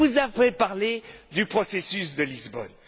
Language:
French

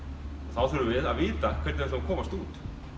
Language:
Icelandic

